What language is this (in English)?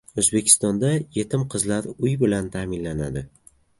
Uzbek